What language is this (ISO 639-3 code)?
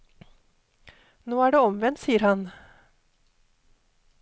nor